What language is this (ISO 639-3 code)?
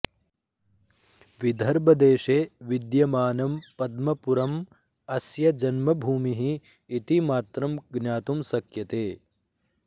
san